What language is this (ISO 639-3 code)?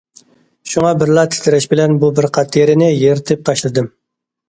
uig